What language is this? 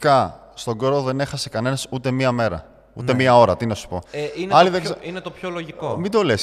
Greek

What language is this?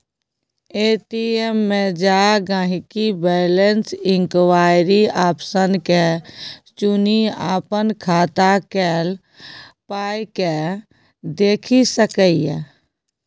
Maithili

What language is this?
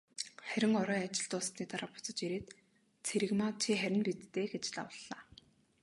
Mongolian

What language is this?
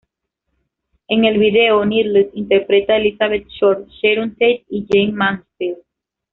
Spanish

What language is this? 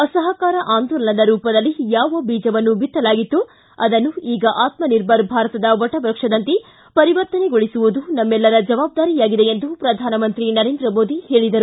Kannada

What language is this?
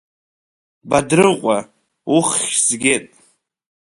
Abkhazian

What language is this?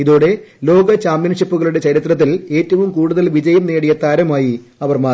Malayalam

